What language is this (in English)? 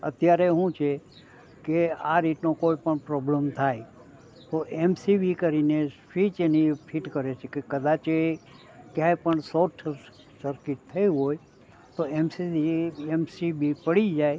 Gujarati